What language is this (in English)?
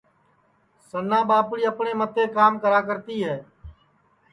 Sansi